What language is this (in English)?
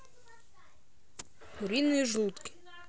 Russian